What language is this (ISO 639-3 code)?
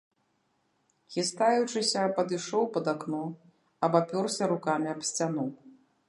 bel